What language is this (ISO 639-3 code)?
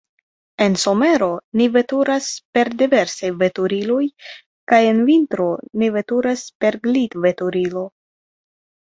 epo